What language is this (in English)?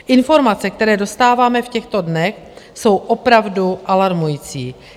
Czech